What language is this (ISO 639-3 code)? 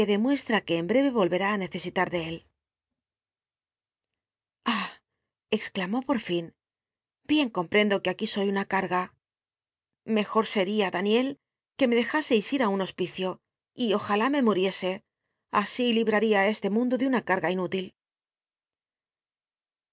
spa